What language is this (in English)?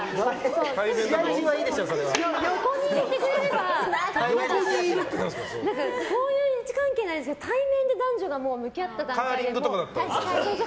Japanese